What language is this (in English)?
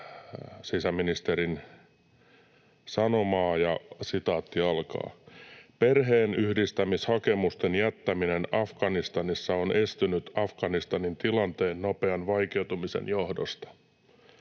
Finnish